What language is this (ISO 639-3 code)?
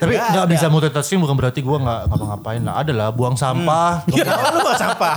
ind